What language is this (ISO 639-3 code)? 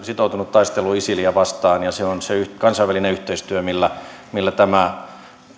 fin